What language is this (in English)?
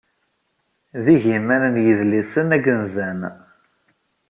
Kabyle